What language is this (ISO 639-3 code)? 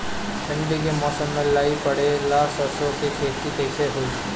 bho